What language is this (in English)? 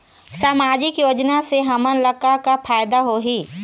Chhattisgarhi